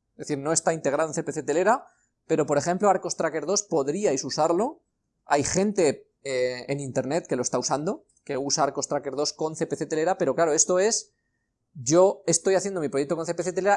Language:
Spanish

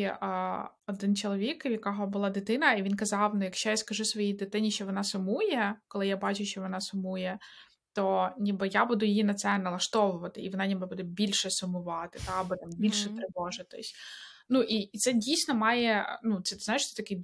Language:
Ukrainian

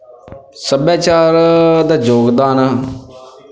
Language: Punjabi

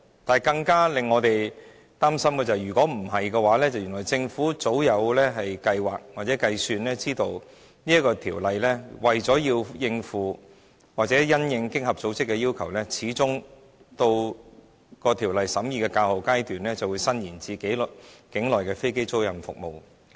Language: Cantonese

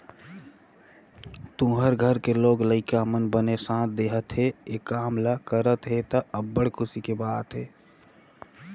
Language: Chhattisgarhi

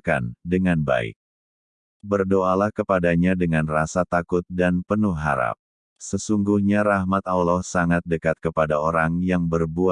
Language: Indonesian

